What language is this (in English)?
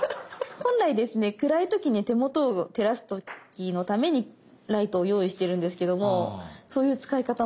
Japanese